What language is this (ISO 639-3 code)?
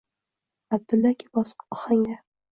uzb